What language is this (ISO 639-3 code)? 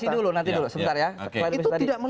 ind